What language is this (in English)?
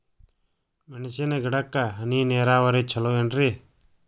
Kannada